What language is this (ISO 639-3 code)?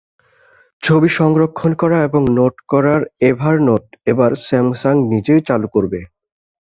ben